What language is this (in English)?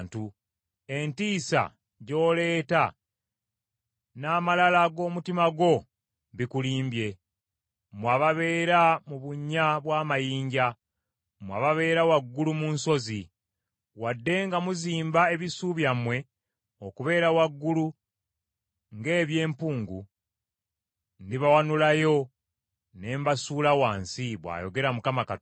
Ganda